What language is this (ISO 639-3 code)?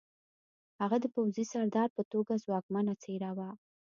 pus